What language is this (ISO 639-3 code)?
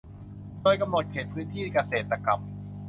tha